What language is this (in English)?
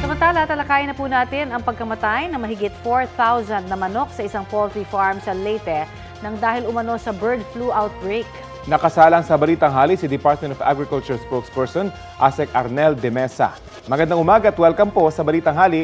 Filipino